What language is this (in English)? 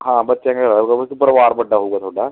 Punjabi